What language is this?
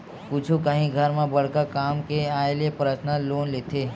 Chhattisgarhi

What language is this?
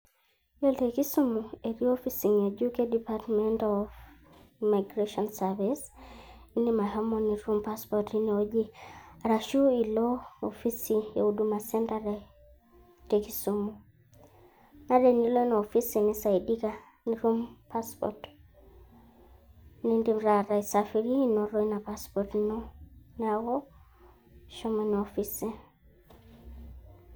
Masai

